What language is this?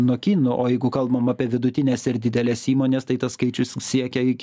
Lithuanian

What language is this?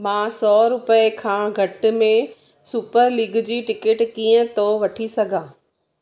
Sindhi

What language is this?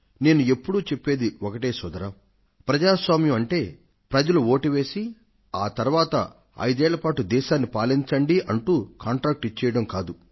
Telugu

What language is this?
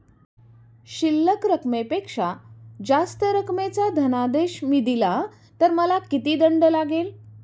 Marathi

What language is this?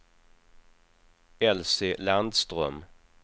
Swedish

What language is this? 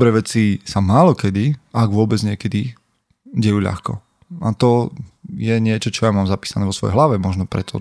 Slovak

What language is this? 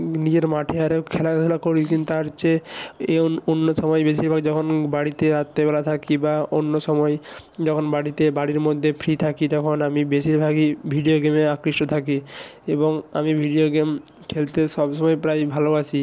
Bangla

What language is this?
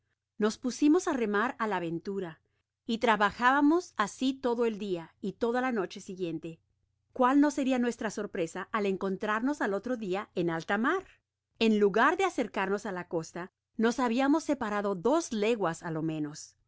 Spanish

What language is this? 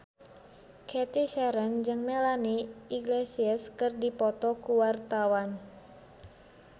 Sundanese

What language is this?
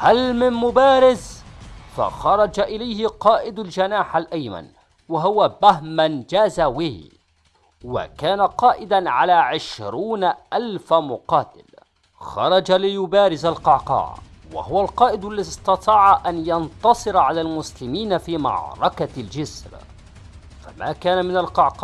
Arabic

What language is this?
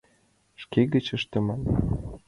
Mari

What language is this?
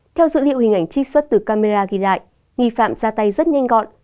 Vietnamese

